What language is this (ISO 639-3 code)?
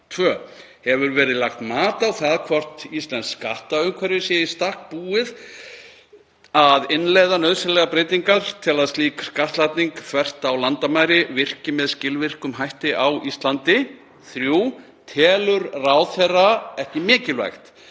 isl